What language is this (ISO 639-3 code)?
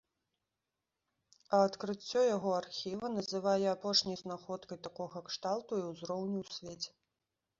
bel